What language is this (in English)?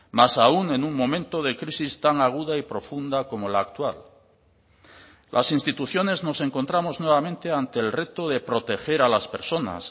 Spanish